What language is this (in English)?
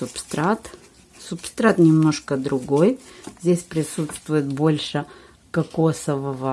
Russian